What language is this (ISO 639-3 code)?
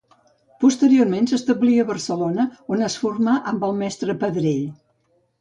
cat